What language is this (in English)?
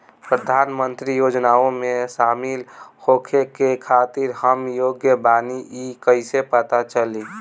Bhojpuri